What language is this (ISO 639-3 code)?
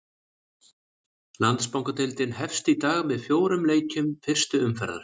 isl